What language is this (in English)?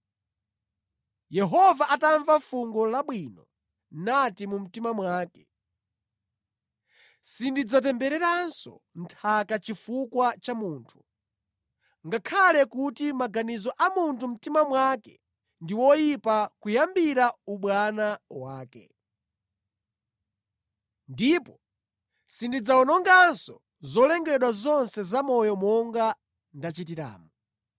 Nyanja